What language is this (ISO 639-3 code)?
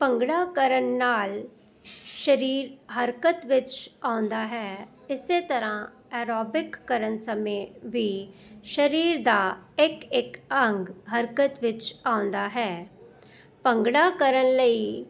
pan